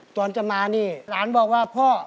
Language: Thai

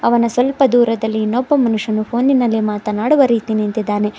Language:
Kannada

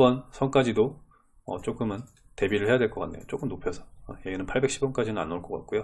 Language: Korean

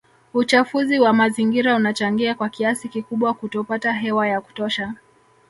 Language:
Swahili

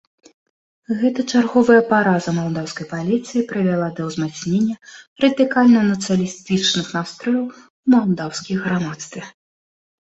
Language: Belarusian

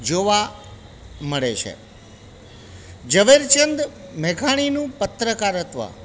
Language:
Gujarati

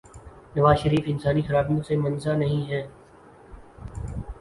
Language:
Urdu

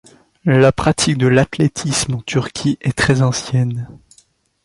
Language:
French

